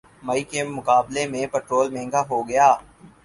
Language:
Urdu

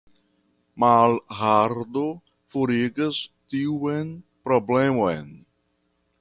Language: Esperanto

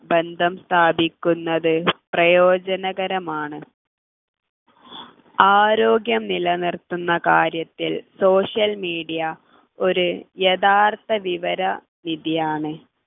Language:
Malayalam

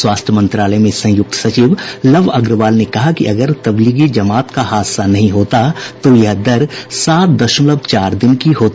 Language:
Hindi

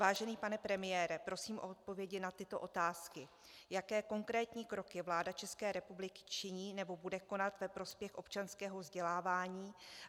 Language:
Czech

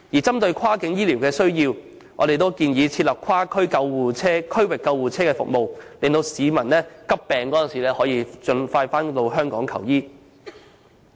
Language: Cantonese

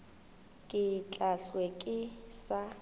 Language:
Northern Sotho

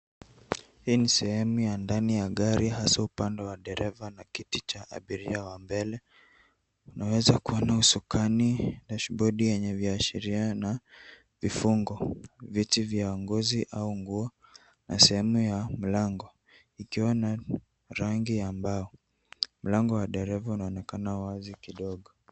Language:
Swahili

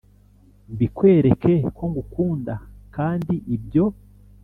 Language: Kinyarwanda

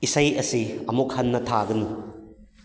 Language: Manipuri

